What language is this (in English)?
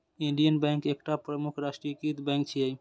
Maithili